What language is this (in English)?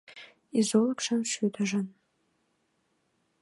Mari